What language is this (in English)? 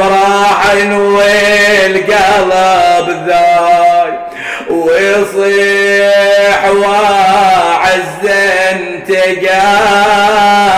Arabic